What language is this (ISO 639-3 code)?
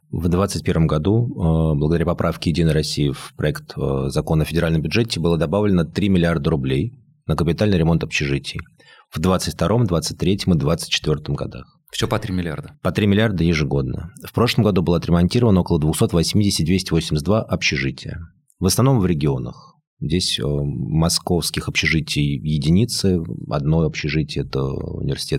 rus